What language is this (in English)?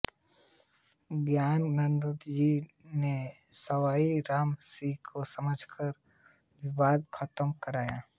Hindi